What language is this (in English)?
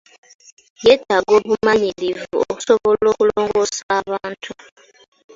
Ganda